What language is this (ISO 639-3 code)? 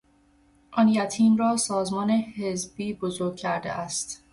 fas